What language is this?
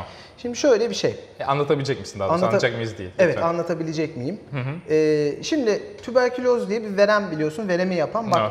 Turkish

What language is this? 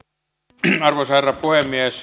Finnish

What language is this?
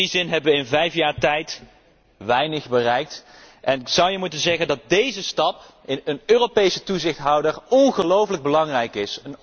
Dutch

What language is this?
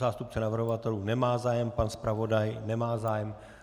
Czech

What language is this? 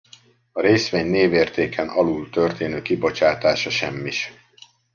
Hungarian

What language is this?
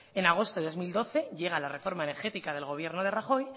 Spanish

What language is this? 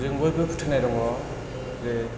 Bodo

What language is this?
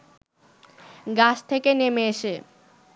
Bangla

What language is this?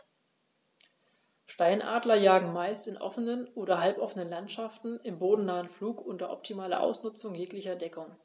German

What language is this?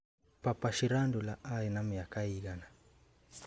Kikuyu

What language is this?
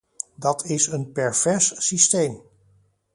Dutch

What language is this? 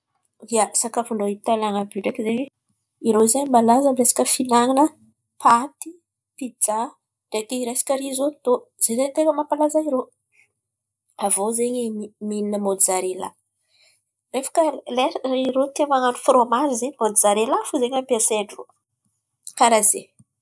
Antankarana Malagasy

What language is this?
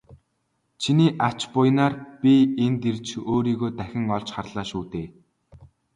Mongolian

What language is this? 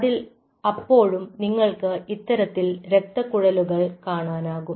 Malayalam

